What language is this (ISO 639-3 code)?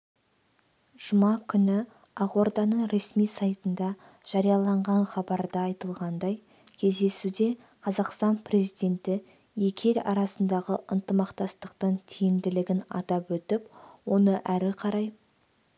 kaz